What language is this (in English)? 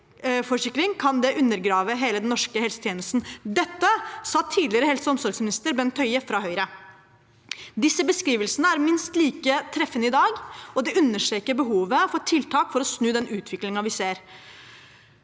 Norwegian